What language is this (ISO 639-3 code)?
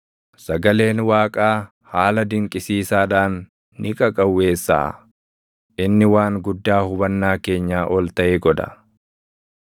orm